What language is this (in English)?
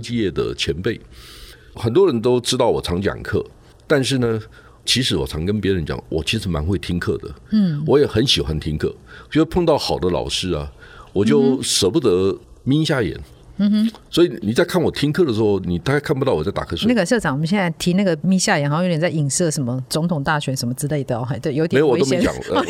Chinese